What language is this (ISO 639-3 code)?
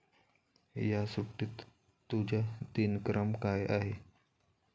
mar